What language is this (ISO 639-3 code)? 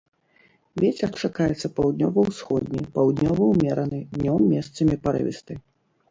bel